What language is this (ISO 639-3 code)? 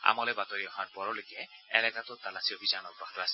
asm